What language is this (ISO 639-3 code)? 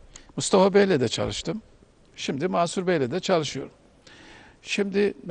tur